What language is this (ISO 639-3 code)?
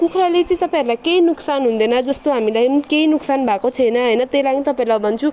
nep